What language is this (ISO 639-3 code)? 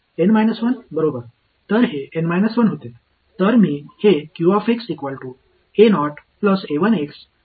mar